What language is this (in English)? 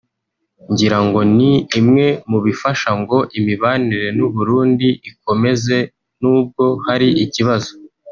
Kinyarwanda